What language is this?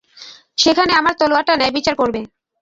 Bangla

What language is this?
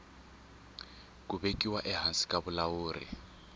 Tsonga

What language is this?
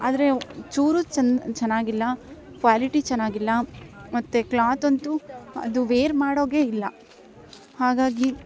Kannada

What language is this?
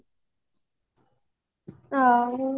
Odia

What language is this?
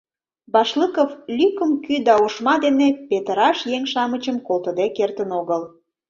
Mari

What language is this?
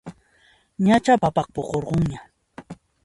Puno Quechua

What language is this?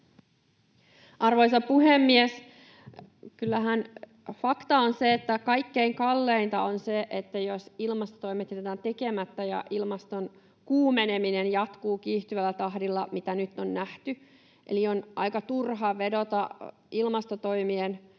Finnish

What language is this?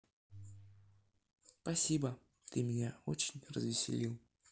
Russian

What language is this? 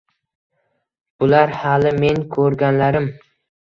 Uzbek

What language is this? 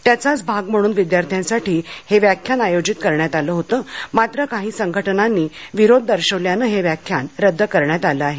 Marathi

